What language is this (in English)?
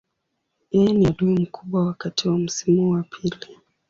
Swahili